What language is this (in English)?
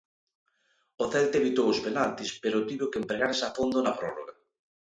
Galician